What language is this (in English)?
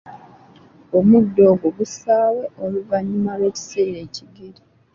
Ganda